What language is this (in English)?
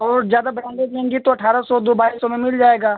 Hindi